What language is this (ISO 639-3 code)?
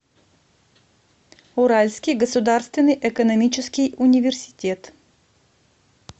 rus